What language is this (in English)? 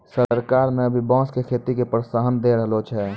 Maithili